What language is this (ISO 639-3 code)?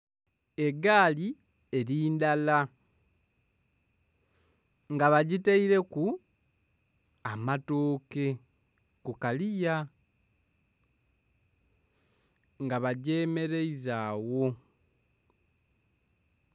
xog